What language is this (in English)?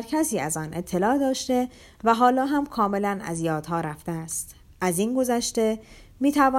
Persian